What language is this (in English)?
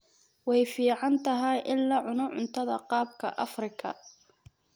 Somali